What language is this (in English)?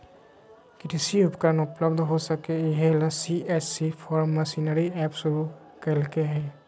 Magahi